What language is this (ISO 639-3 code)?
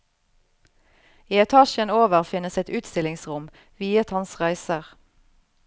nor